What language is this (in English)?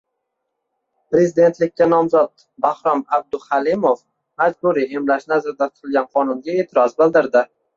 Uzbek